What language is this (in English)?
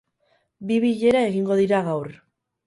Basque